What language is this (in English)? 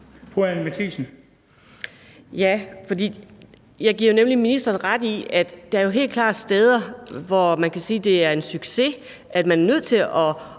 Danish